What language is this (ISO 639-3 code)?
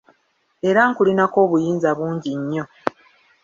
lug